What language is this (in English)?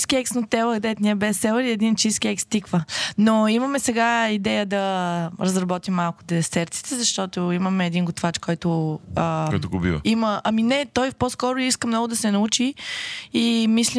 Bulgarian